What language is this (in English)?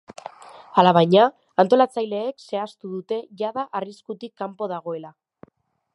Basque